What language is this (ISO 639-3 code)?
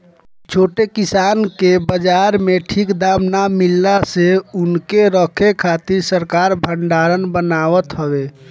bho